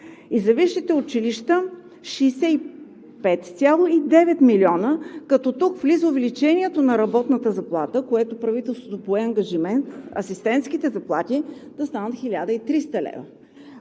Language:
Bulgarian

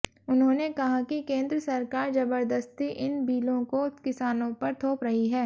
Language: Hindi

